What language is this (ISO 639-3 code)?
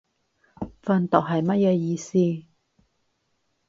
yue